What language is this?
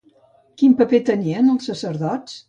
Catalan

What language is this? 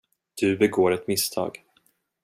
Swedish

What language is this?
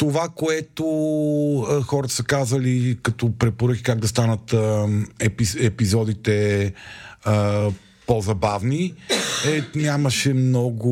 Bulgarian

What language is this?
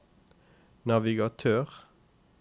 Norwegian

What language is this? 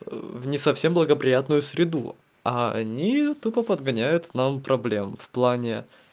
Russian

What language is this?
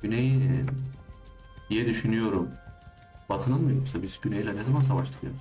Turkish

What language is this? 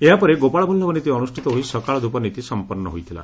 Odia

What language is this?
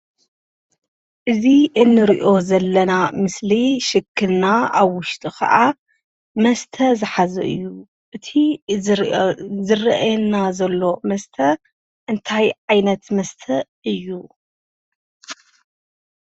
Tigrinya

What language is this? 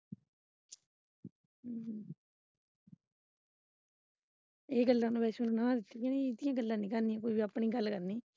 Punjabi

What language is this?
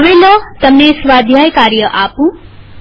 Gujarati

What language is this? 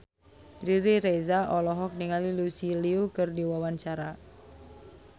Sundanese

